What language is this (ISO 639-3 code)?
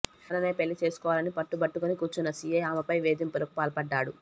tel